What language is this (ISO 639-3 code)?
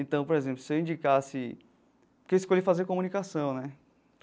por